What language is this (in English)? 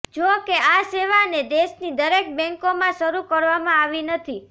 Gujarati